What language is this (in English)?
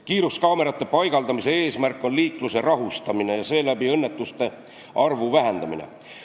Estonian